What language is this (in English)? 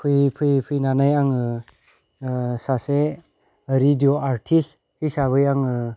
Bodo